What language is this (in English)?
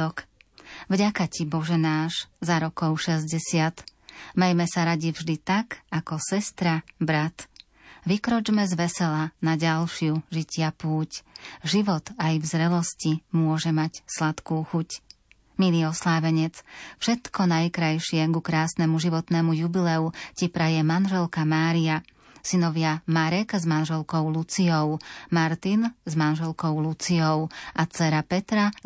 Slovak